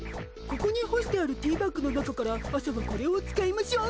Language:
Japanese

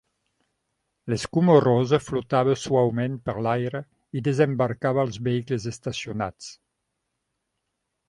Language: Catalan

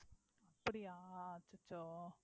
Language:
Tamil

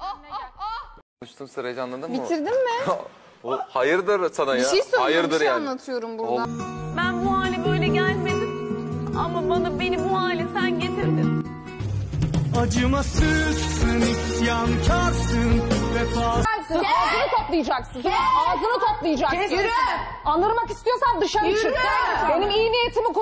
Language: Turkish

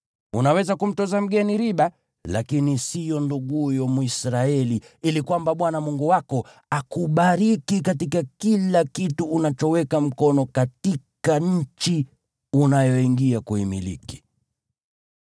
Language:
Swahili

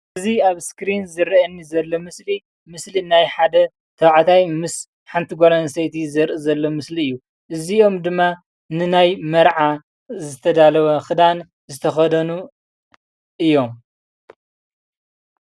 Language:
Tigrinya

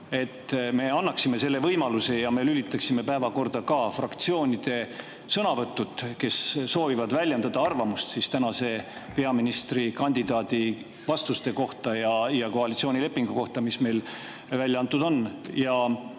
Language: Estonian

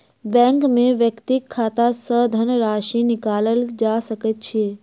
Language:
Maithili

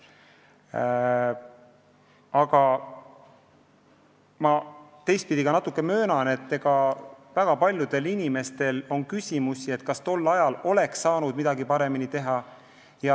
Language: Estonian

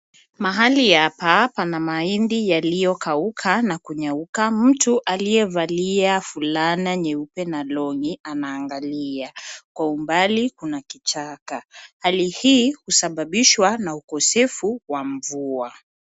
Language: Swahili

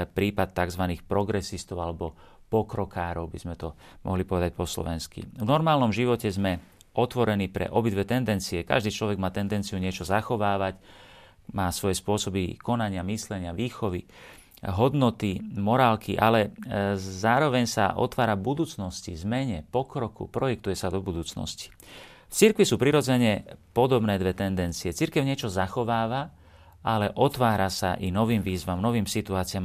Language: Slovak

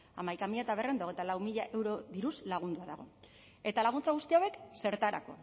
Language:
Basque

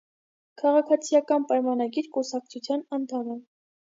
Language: Armenian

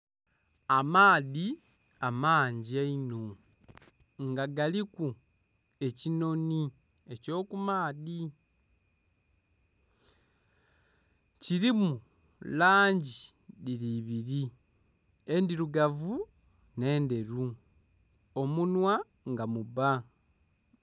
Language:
Soga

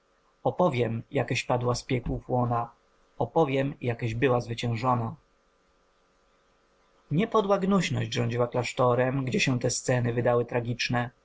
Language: Polish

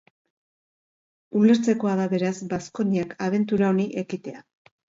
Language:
Basque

